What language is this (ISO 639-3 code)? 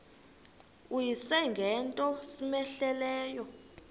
xho